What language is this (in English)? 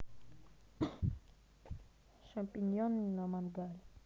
Russian